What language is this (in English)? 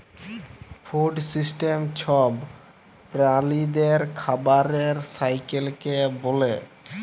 Bangla